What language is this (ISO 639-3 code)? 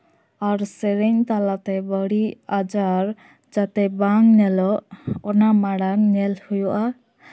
sat